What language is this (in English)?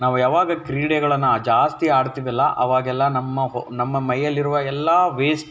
Kannada